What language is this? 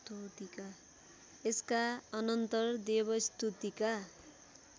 Nepali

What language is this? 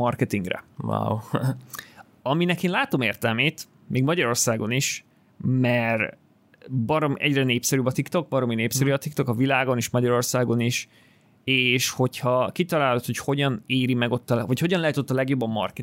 Hungarian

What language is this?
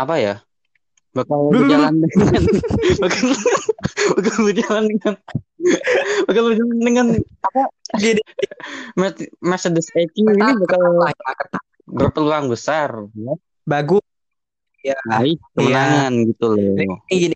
Indonesian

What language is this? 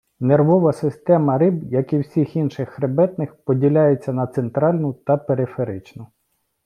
Ukrainian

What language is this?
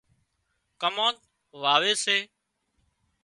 Wadiyara Koli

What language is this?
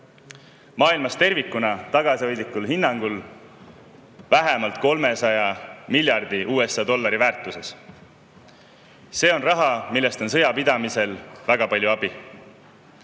Estonian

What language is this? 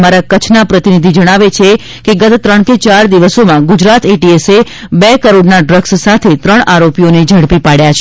Gujarati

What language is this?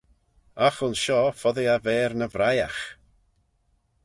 Manx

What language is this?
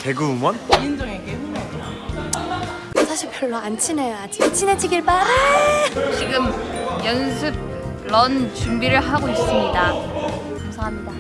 Korean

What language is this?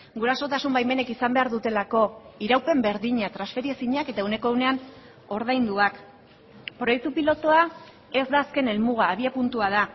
Basque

